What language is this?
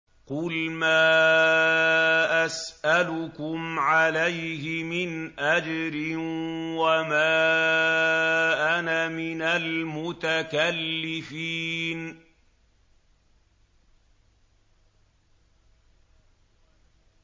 Arabic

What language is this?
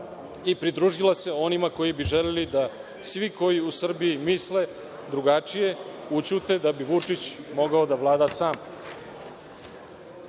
Serbian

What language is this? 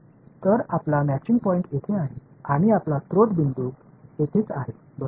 Marathi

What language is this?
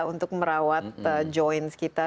Indonesian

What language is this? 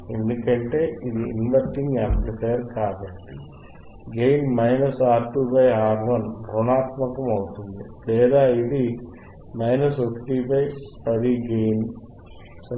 Telugu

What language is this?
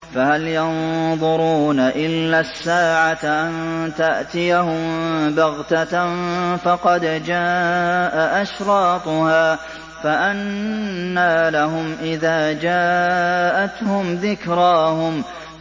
Arabic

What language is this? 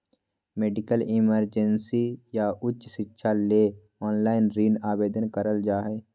Magahi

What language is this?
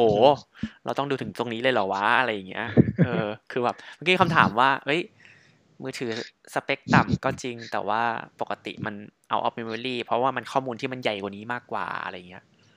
Thai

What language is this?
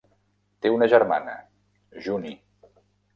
Catalan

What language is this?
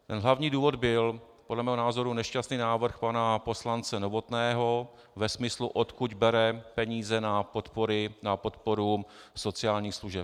Czech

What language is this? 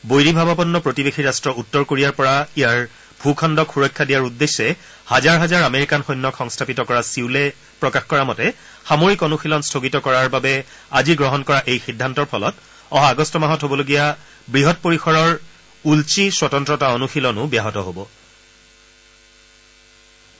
Assamese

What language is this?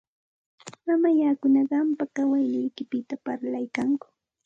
Santa Ana de Tusi Pasco Quechua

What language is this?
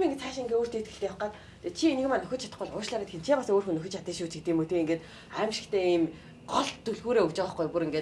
Korean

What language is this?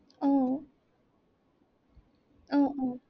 Assamese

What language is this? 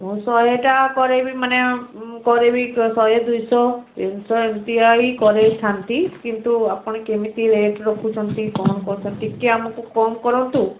Odia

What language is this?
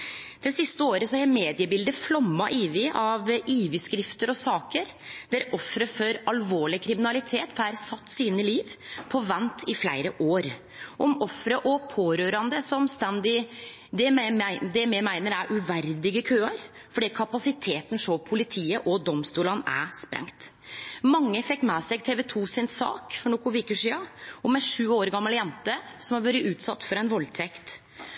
Norwegian Nynorsk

